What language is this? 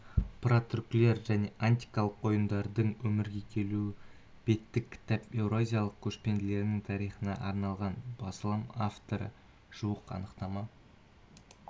Kazakh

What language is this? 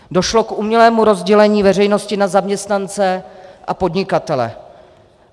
Czech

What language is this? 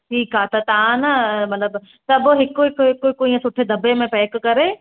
Sindhi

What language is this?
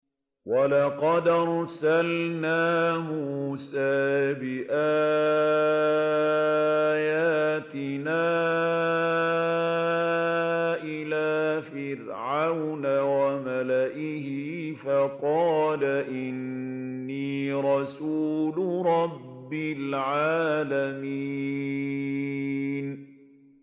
Arabic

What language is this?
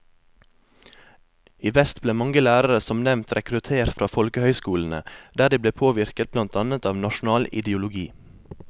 Norwegian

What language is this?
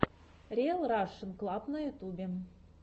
Russian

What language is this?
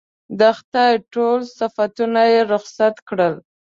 Pashto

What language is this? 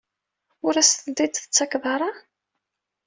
Kabyle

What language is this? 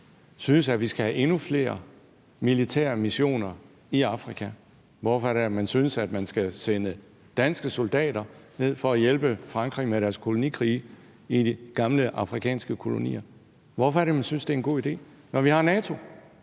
Danish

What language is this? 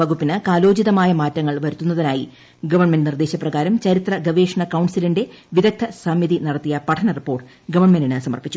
Malayalam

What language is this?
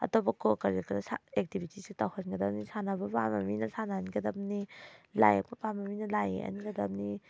Manipuri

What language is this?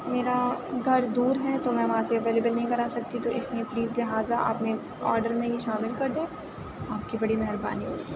Urdu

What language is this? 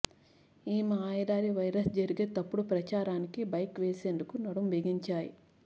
Telugu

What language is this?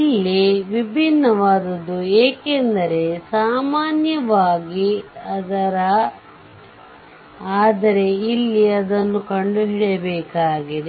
Kannada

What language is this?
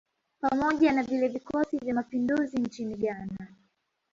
Swahili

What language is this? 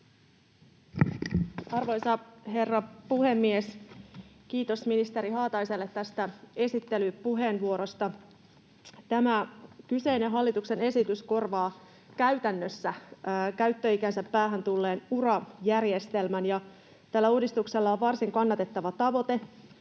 Finnish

